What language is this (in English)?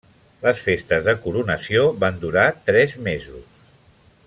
Catalan